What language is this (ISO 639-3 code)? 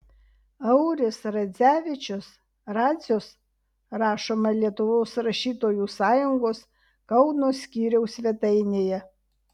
lit